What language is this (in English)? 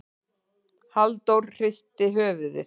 Icelandic